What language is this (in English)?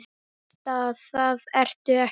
Icelandic